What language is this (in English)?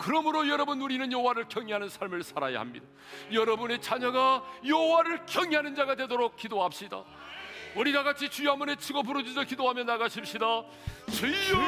Korean